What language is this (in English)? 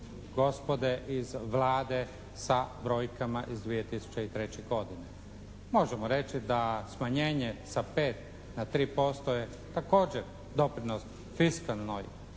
Croatian